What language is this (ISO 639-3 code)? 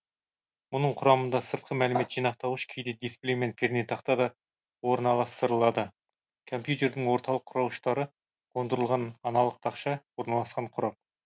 kaz